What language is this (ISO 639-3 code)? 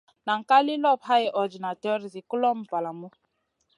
mcn